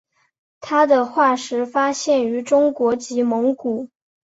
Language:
Chinese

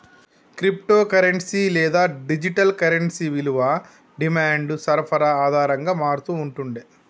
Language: Telugu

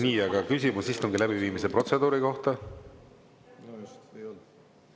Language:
Estonian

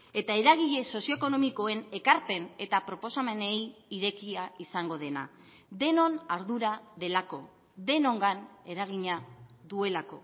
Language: Basque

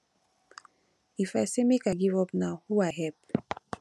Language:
Nigerian Pidgin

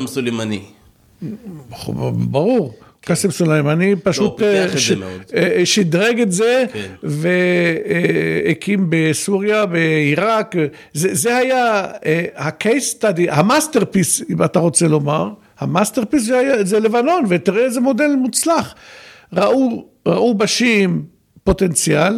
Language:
Hebrew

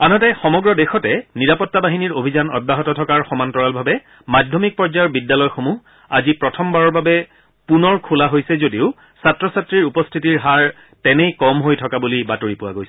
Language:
Assamese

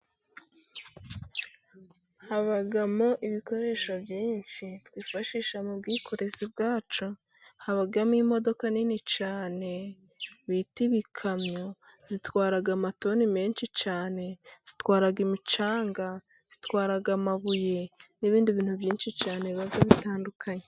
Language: Kinyarwanda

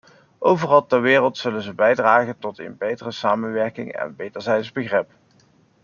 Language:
Dutch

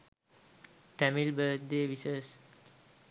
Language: Sinhala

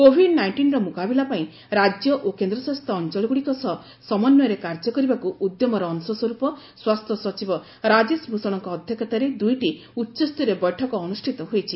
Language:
Odia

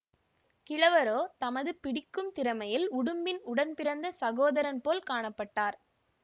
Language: Tamil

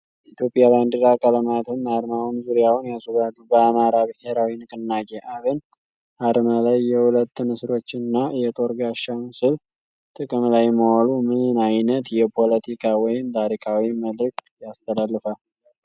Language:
Amharic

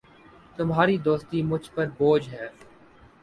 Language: Urdu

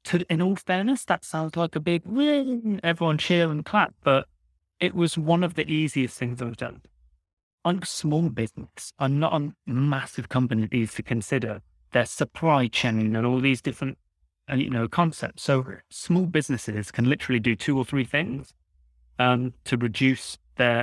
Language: English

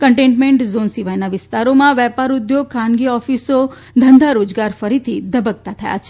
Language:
Gujarati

